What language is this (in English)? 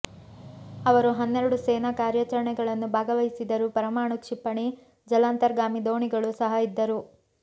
Kannada